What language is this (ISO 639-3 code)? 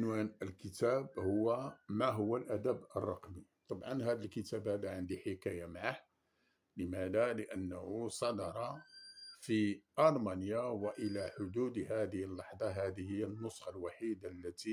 ara